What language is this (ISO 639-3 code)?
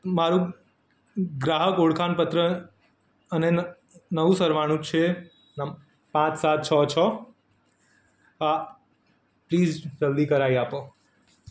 guj